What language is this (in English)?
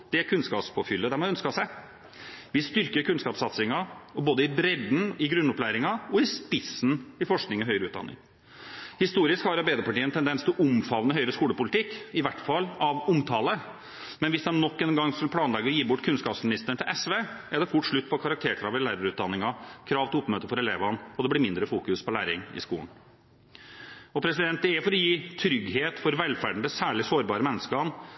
Norwegian Bokmål